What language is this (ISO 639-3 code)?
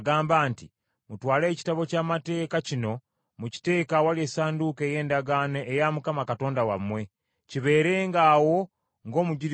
lug